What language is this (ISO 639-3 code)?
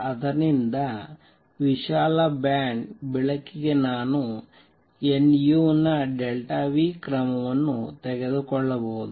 kan